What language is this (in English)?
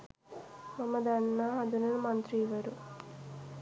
Sinhala